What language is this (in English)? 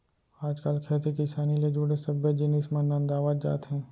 Chhattisgarhi